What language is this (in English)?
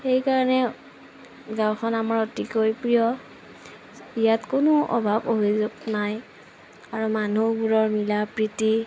Assamese